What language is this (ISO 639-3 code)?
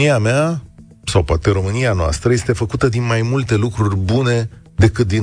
ron